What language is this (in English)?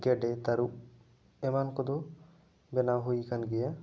Santali